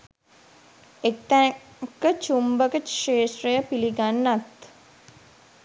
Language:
Sinhala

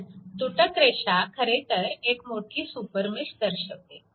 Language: Marathi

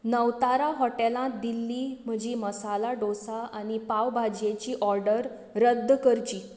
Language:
Konkani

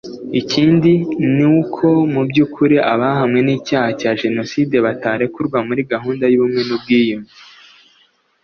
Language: Kinyarwanda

